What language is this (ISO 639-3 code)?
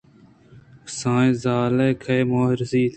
bgp